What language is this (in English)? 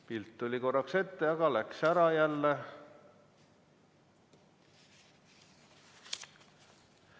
Estonian